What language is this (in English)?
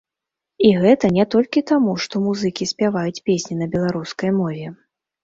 Belarusian